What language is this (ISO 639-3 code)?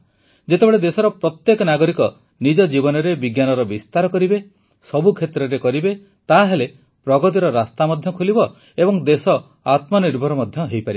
ori